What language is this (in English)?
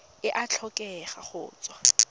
Tswana